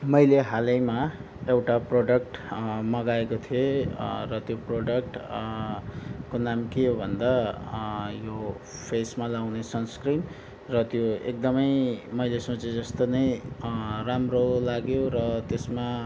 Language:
Nepali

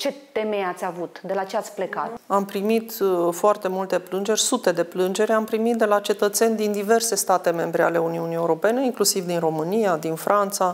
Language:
Romanian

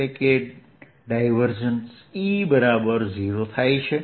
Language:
Gujarati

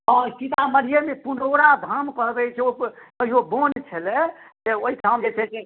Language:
Maithili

